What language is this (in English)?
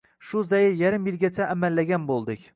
Uzbek